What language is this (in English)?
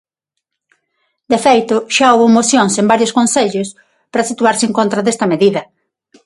Galician